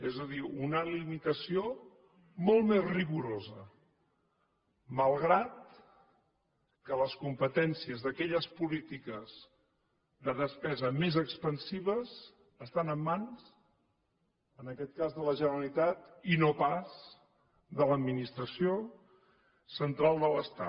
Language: Catalan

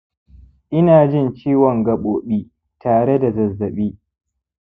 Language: Hausa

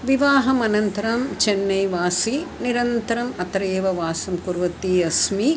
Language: Sanskrit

